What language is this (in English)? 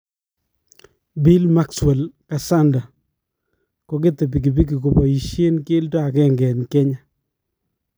Kalenjin